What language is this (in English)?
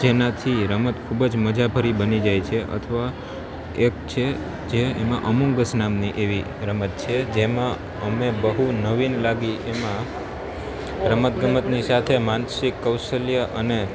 Gujarati